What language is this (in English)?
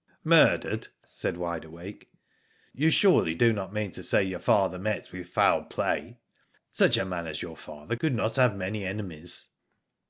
English